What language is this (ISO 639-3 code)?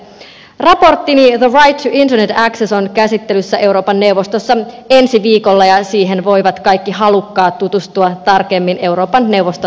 fin